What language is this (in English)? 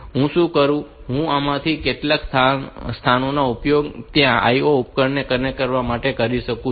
Gujarati